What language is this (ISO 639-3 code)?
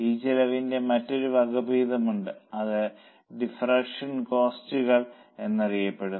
mal